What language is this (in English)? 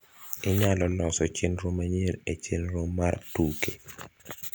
Luo (Kenya and Tanzania)